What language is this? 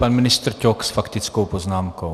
Czech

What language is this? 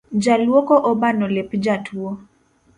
Luo (Kenya and Tanzania)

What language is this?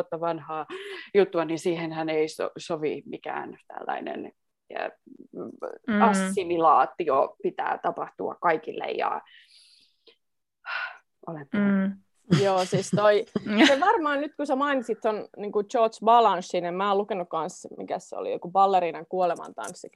Finnish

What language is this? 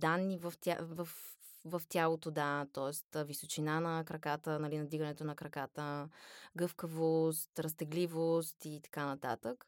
Bulgarian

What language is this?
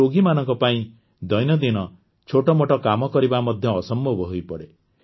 Odia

